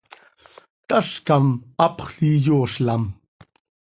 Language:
Seri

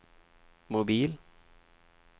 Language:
Swedish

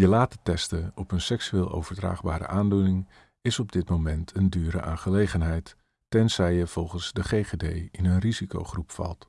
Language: Dutch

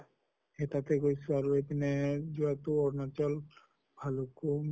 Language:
Assamese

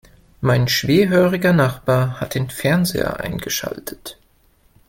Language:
German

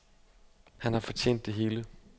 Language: Danish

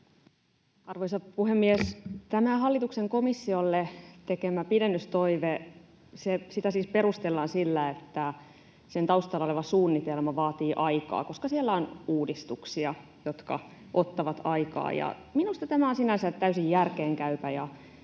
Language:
Finnish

